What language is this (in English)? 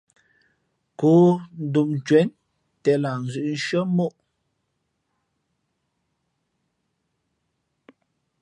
Fe'fe'